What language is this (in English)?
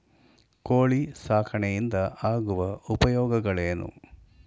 Kannada